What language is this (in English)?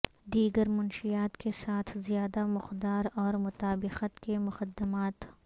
Urdu